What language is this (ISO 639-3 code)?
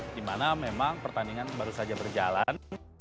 ind